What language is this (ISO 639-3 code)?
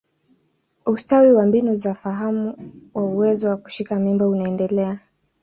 swa